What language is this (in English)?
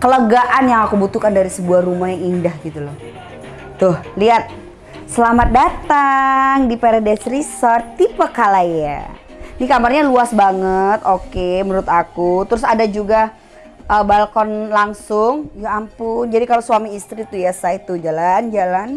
Indonesian